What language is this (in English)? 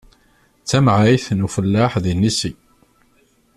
Kabyle